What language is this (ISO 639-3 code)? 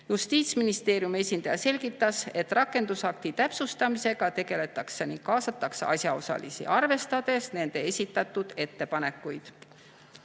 est